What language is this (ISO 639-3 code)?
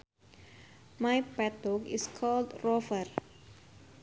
sun